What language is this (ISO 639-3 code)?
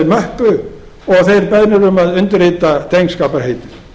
isl